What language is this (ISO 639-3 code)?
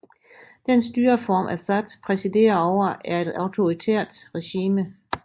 dan